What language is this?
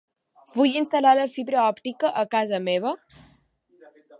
Catalan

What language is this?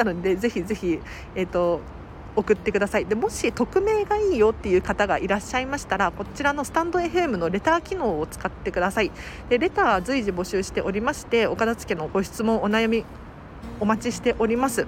Japanese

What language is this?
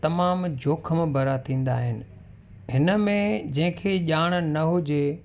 Sindhi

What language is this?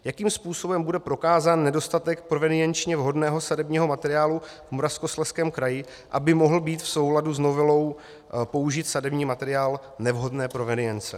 Czech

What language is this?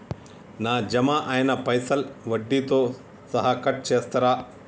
Telugu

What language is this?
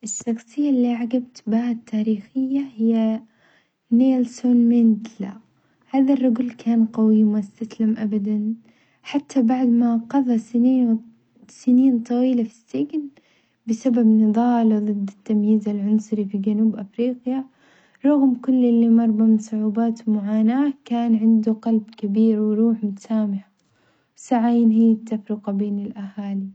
Omani Arabic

